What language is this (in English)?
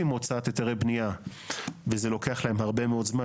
Hebrew